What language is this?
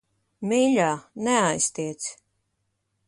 Latvian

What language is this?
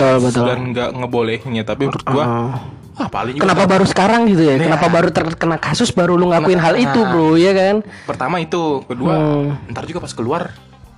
Indonesian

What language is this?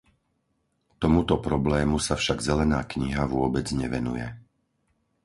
Slovak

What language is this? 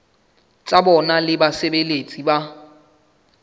Southern Sotho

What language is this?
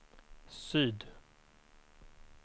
Swedish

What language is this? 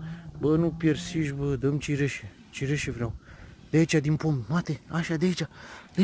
Romanian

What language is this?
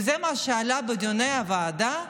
Hebrew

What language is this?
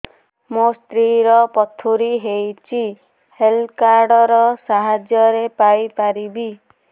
Odia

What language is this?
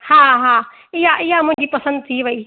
Sindhi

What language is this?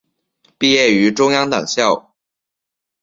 Chinese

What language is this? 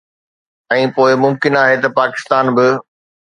Sindhi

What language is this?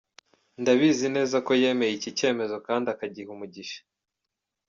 Kinyarwanda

